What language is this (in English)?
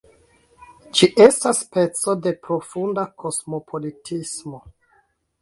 Esperanto